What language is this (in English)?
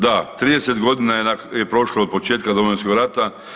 Croatian